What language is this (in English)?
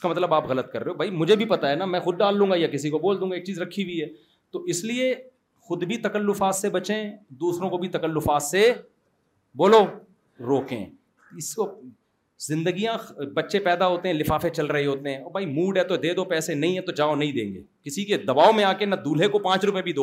Urdu